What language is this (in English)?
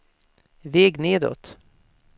Swedish